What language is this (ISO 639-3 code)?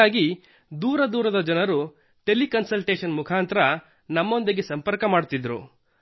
kan